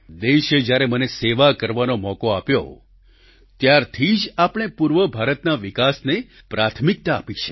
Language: Gujarati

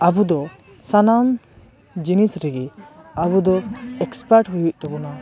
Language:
Santali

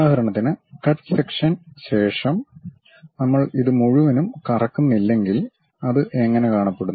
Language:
Malayalam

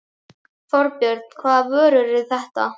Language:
Icelandic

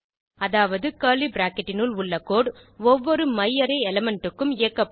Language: Tamil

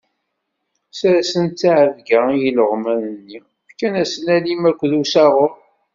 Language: Kabyle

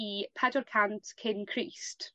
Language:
Welsh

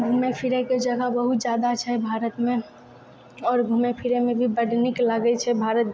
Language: Maithili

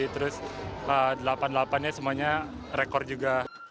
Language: Indonesian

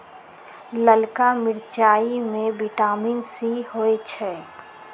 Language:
Magahi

